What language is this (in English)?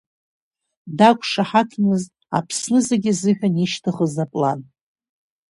Abkhazian